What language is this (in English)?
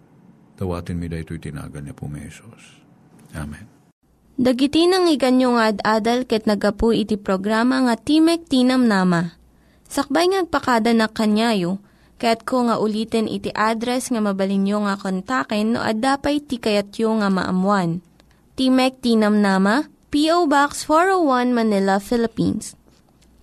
Filipino